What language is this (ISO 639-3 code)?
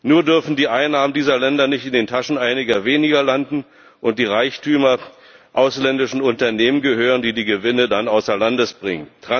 deu